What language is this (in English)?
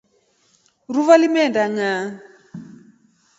Rombo